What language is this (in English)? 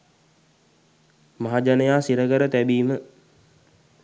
Sinhala